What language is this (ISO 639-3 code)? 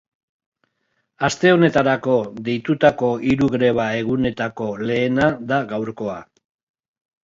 eus